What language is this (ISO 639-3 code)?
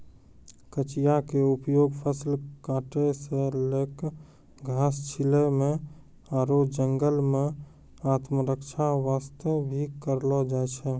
mai